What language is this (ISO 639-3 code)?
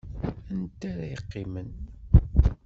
kab